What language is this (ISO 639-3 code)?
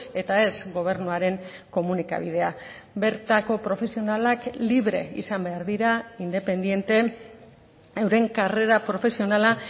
eus